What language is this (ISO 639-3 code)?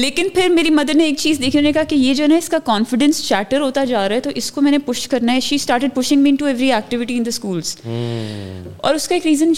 urd